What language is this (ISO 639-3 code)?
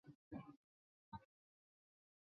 zho